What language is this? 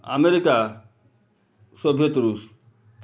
Odia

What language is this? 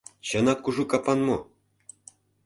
Mari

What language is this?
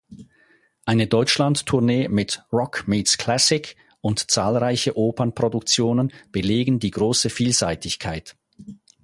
German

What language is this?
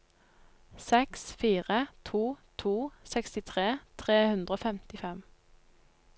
Norwegian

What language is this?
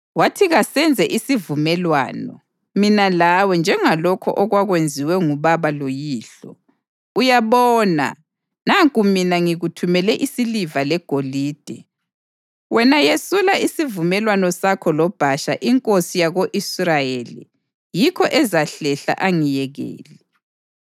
North Ndebele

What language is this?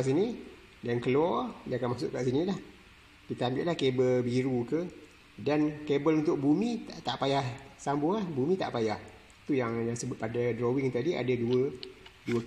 Malay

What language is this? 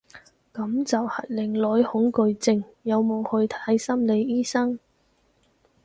Cantonese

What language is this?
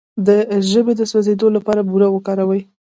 Pashto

